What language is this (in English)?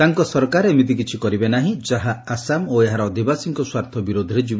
Odia